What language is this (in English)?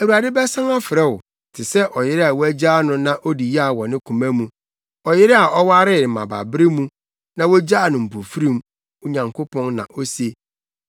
Akan